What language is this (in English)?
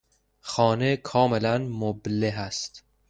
Persian